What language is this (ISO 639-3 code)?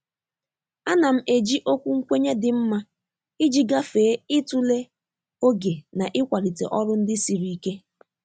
ibo